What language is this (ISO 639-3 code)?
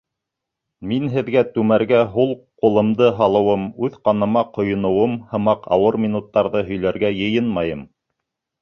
bak